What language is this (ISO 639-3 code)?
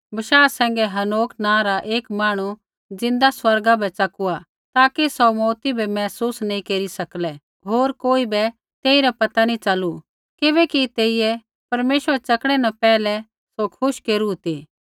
kfx